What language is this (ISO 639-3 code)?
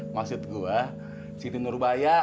ind